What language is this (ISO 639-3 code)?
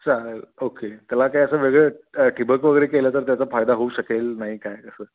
mar